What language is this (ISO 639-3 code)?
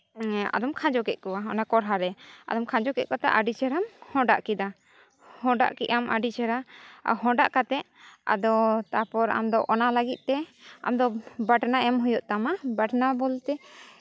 sat